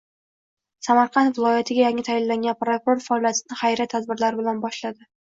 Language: Uzbek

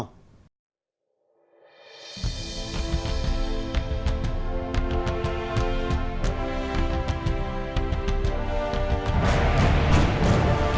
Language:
Vietnamese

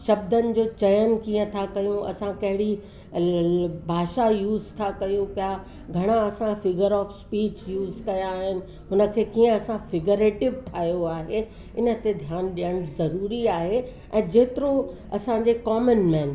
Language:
Sindhi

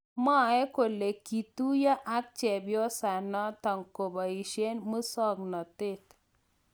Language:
Kalenjin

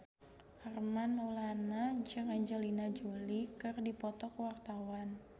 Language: Sundanese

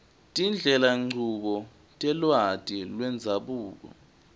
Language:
Swati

